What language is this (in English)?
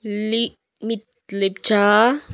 Nepali